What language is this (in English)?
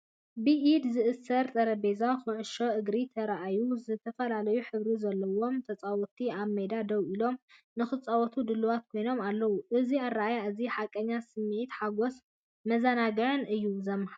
Tigrinya